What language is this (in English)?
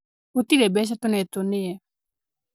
Kikuyu